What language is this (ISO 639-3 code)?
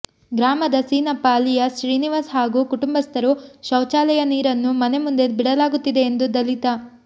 kan